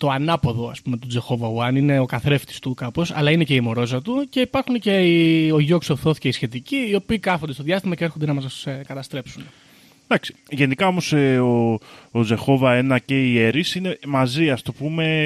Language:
Greek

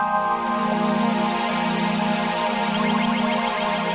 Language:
Indonesian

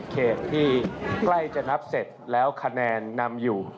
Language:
Thai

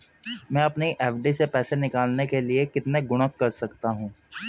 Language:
Hindi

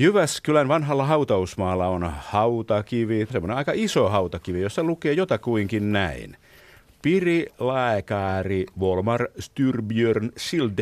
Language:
Finnish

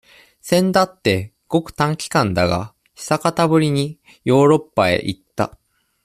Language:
Japanese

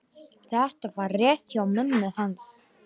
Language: Icelandic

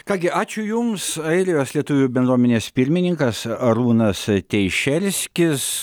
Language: Lithuanian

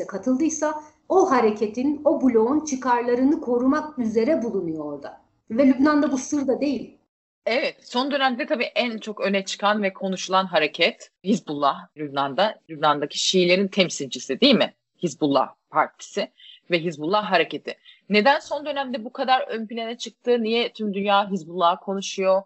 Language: Turkish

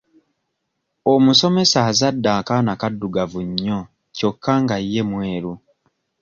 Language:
Ganda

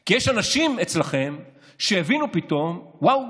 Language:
Hebrew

